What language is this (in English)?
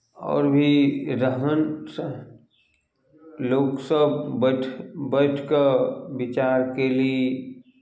Maithili